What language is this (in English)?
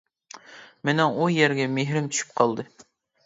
Uyghur